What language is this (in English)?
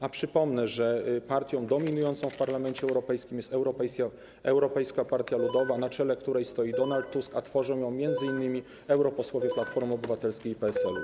Polish